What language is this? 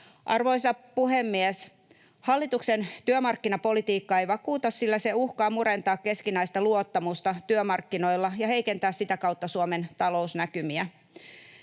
Finnish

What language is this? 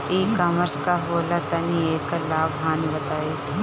Bhojpuri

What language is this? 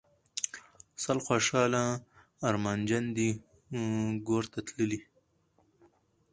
Pashto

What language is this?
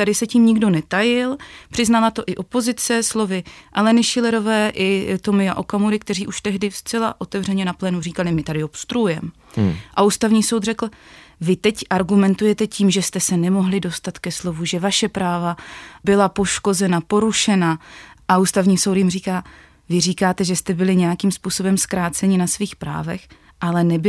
Czech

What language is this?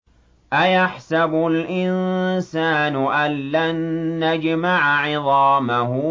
Arabic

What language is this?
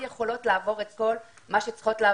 Hebrew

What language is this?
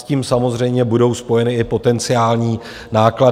Czech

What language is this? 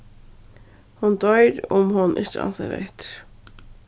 Faroese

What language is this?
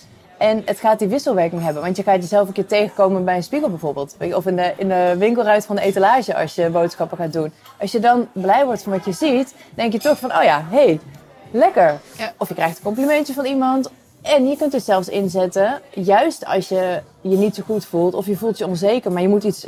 Dutch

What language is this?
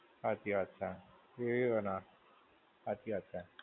Gujarati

